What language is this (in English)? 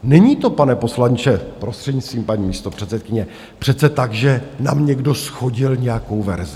Czech